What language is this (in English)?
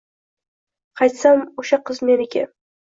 Uzbek